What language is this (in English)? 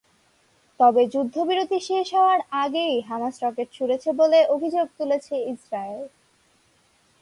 Bangla